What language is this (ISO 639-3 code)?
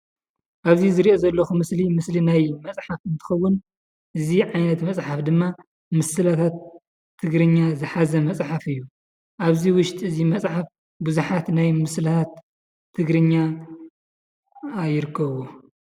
tir